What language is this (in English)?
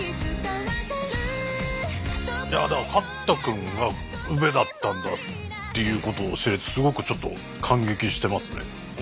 Japanese